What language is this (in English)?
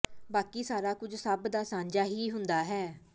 Punjabi